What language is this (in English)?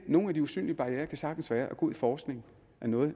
Danish